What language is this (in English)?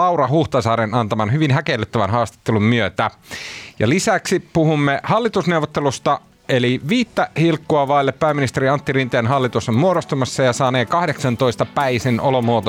Finnish